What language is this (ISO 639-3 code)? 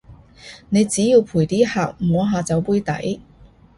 yue